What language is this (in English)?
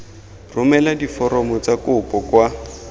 Tswana